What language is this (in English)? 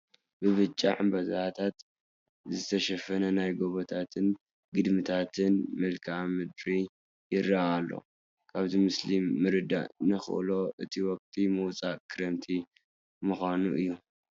Tigrinya